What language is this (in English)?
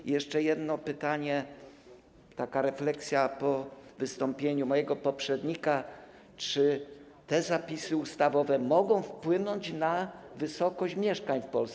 Polish